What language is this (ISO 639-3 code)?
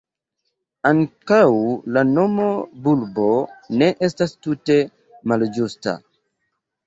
epo